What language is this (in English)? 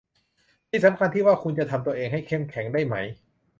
Thai